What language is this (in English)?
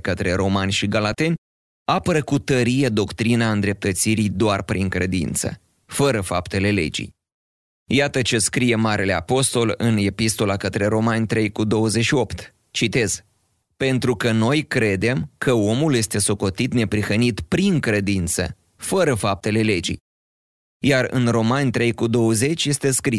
Romanian